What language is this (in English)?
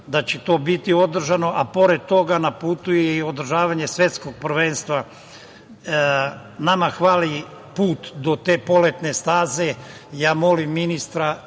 Serbian